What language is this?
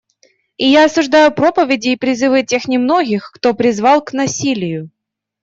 Russian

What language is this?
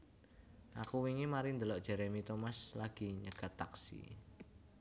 Javanese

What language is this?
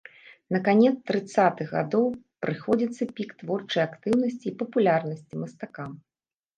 Belarusian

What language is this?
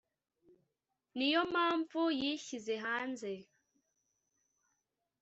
Kinyarwanda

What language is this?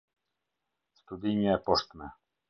Albanian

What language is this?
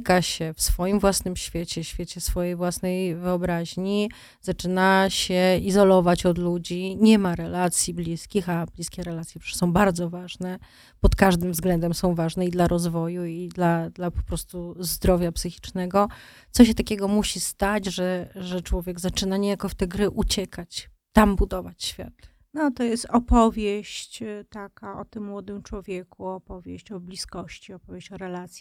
Polish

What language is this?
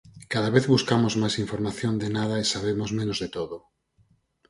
Galician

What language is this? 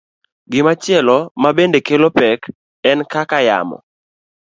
Luo (Kenya and Tanzania)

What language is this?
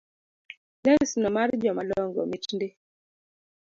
Luo (Kenya and Tanzania)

